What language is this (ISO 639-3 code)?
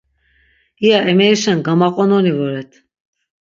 lzz